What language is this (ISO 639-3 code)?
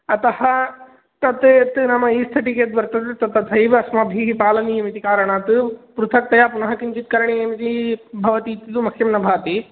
san